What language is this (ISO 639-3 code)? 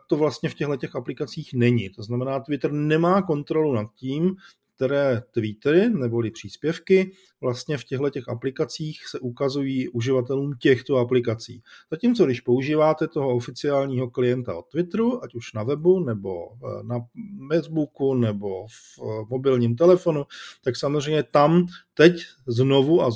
ces